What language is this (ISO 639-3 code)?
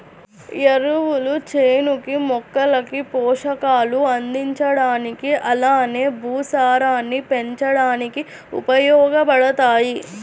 tel